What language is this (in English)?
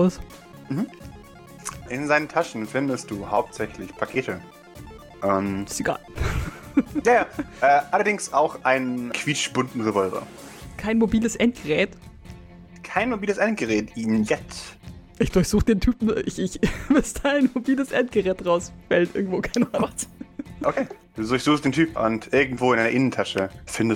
German